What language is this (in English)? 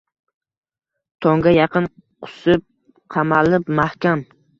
Uzbek